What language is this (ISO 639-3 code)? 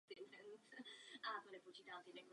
ces